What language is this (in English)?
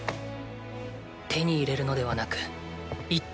Japanese